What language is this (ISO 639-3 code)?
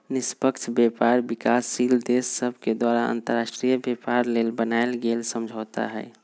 mag